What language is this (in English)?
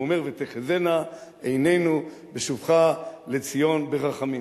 Hebrew